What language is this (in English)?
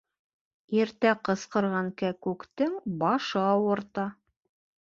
Bashkir